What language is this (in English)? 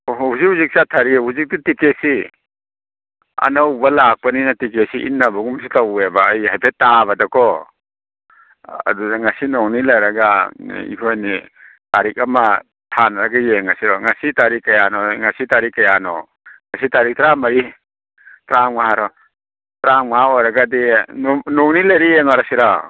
Manipuri